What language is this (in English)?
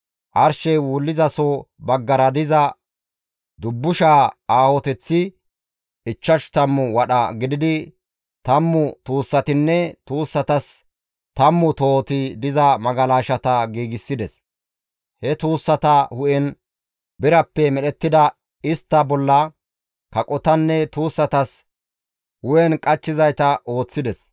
Gamo